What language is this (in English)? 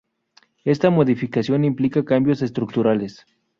Spanish